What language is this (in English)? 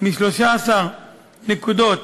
Hebrew